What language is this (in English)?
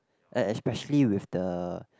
English